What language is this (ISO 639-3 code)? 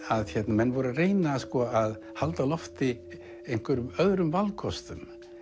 isl